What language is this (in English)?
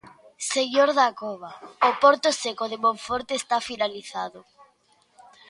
Galician